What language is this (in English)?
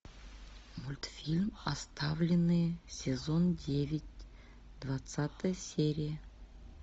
Russian